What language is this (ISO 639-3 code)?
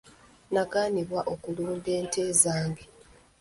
lug